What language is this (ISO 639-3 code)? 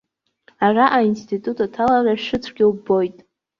abk